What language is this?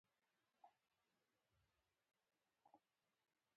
Pashto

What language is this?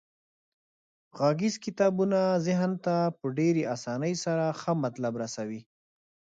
Pashto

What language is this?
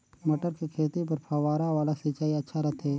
Chhattisgarhi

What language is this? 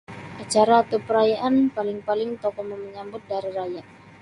Sabah Bisaya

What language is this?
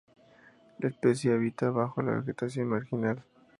Spanish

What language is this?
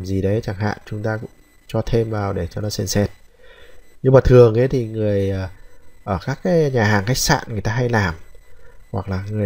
Vietnamese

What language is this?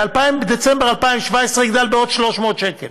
Hebrew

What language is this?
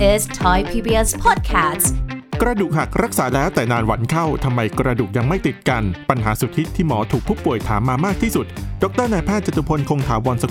Thai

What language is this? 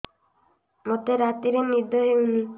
Odia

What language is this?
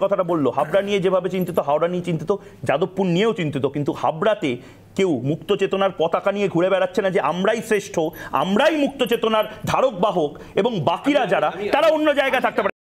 Hindi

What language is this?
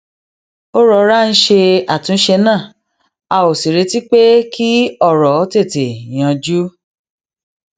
Yoruba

